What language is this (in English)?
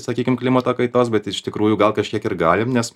Lithuanian